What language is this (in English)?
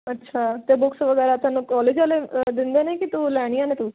Punjabi